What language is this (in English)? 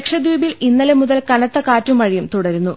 Malayalam